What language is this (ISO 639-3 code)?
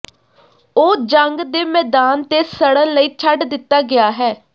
pan